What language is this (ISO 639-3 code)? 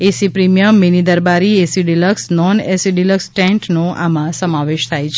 guj